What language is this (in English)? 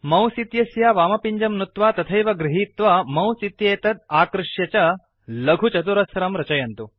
Sanskrit